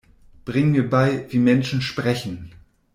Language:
German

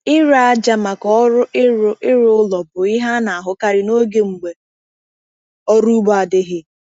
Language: Igbo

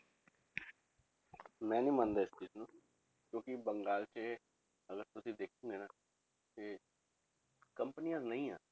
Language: Punjabi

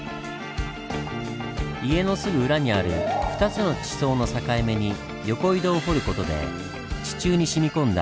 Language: Japanese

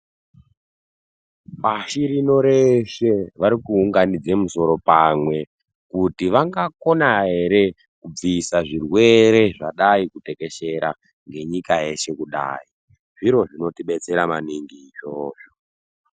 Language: Ndau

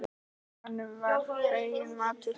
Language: Icelandic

